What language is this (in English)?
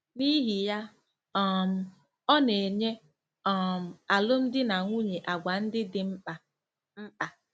Igbo